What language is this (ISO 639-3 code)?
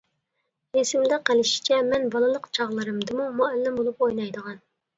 uig